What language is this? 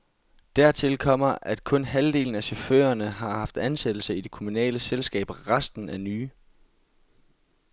Danish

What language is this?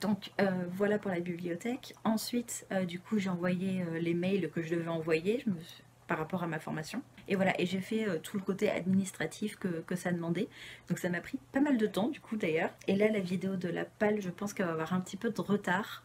French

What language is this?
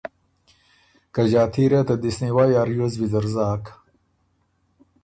Ormuri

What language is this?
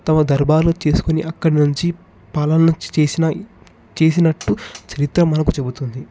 Telugu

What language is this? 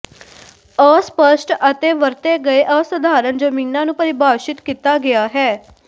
Punjabi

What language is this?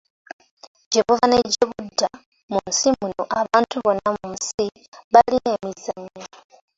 Ganda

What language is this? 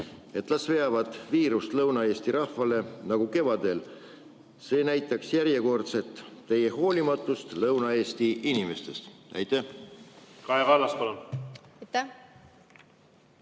Estonian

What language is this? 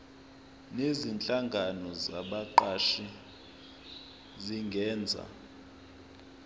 Zulu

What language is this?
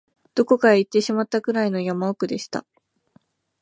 Japanese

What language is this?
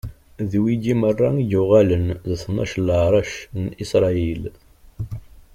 Kabyle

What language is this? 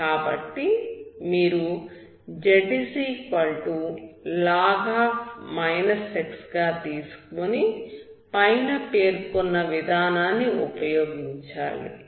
Telugu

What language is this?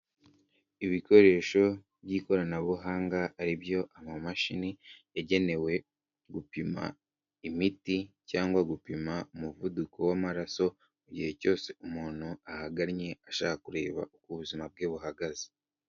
Kinyarwanda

